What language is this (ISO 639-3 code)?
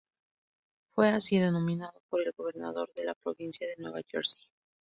spa